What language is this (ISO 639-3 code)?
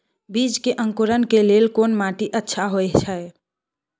mai